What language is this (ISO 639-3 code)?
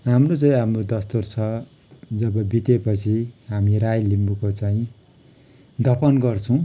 nep